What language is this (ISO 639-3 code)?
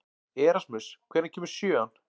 isl